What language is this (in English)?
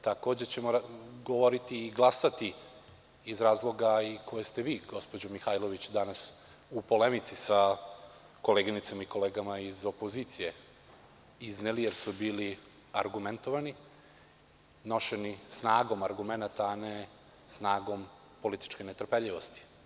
Serbian